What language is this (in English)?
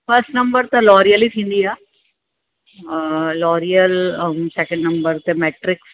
Sindhi